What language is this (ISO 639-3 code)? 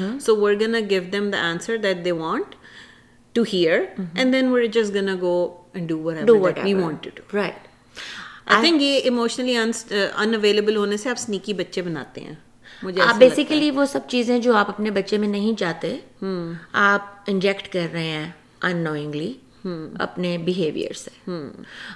urd